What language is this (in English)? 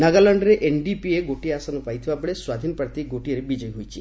Odia